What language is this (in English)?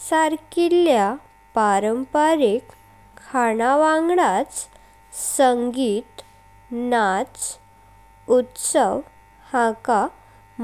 Konkani